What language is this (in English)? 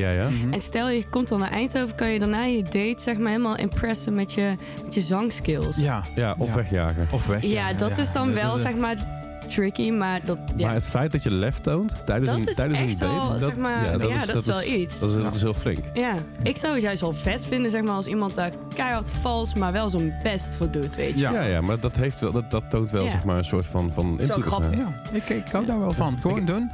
Dutch